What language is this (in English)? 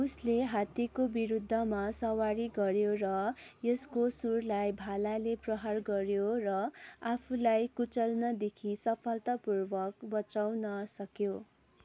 Nepali